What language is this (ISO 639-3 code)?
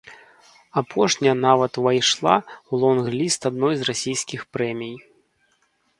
bel